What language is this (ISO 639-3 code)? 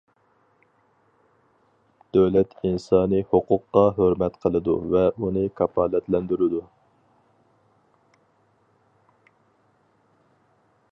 uig